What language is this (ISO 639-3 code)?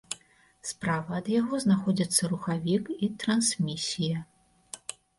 bel